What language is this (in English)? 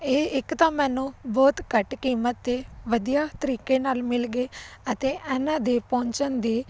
Punjabi